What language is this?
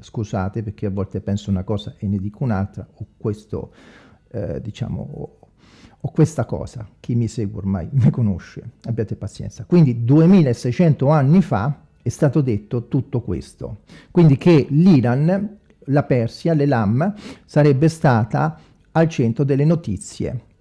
Italian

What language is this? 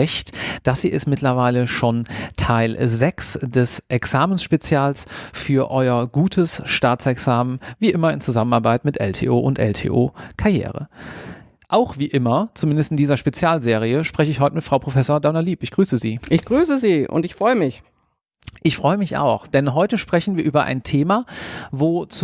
German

